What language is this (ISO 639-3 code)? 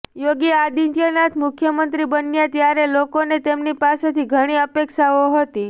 guj